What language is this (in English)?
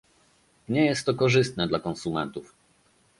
Polish